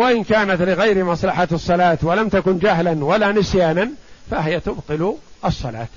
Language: Arabic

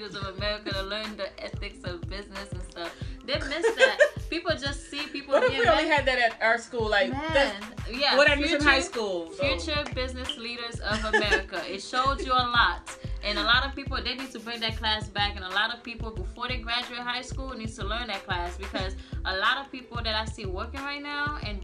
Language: English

